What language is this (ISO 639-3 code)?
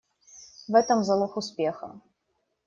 rus